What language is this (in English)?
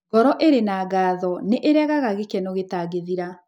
Kikuyu